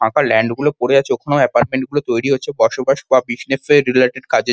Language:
Bangla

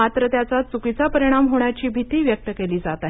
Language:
Marathi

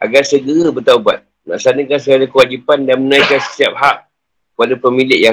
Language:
Malay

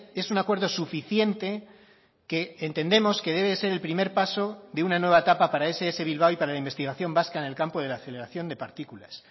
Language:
Spanish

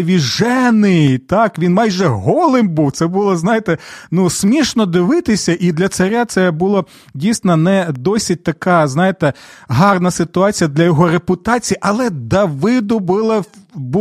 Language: Ukrainian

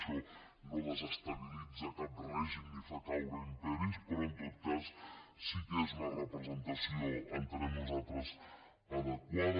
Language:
Catalan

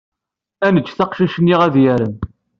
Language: Kabyle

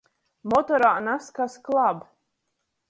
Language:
Latgalian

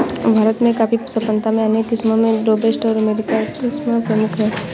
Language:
Hindi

